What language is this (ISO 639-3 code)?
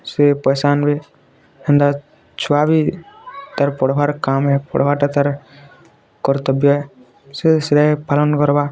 ori